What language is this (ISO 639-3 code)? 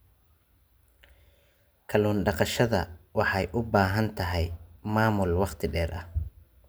som